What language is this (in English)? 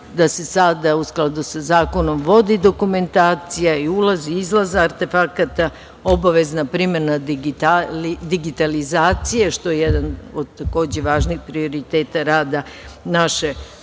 Serbian